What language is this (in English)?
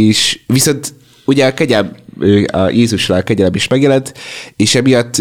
Hungarian